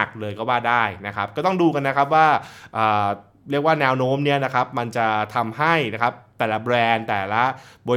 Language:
Thai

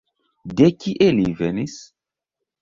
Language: Esperanto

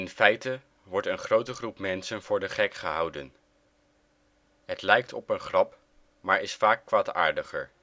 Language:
Dutch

